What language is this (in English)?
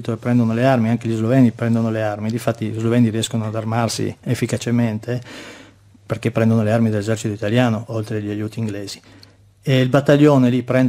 Italian